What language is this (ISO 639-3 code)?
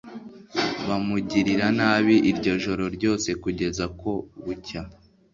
kin